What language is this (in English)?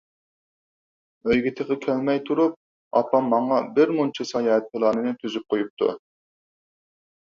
Uyghur